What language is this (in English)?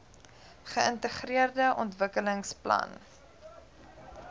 Afrikaans